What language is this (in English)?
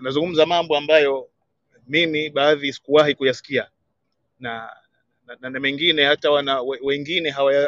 Swahili